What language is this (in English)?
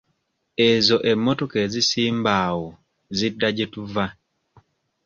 Ganda